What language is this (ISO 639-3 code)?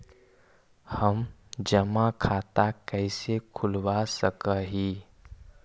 mag